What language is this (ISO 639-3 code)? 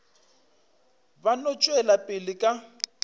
nso